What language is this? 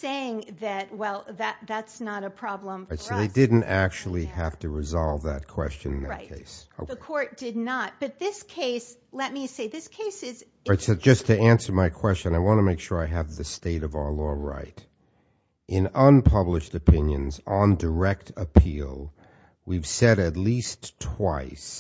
English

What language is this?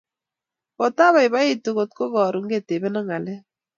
Kalenjin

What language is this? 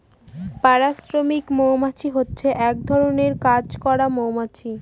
Bangla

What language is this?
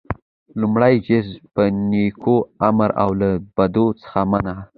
Pashto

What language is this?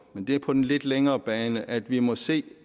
Danish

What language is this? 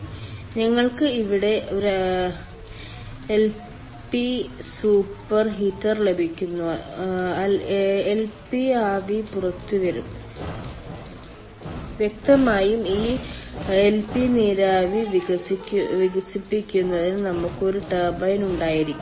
Malayalam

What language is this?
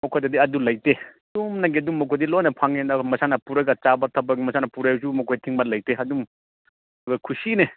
Manipuri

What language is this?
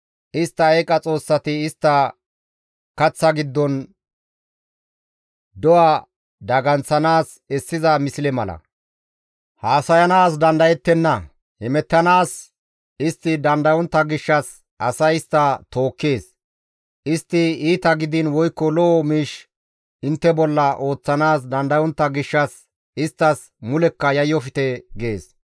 Gamo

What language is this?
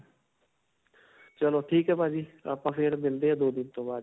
Punjabi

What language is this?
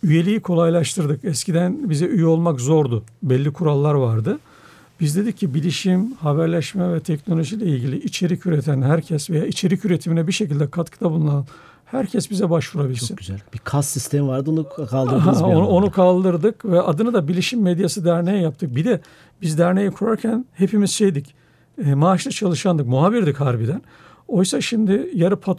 Turkish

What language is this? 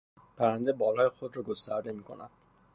Persian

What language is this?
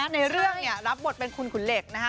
Thai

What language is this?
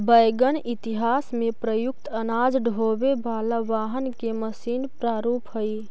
Magahi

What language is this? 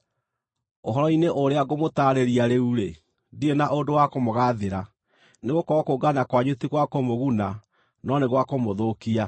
Kikuyu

